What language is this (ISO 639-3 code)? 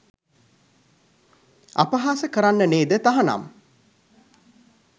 sin